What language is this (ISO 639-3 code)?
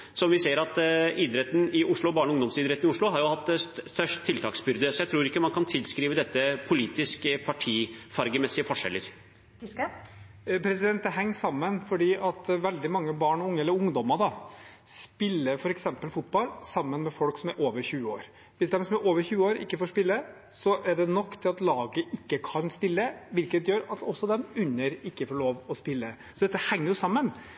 nob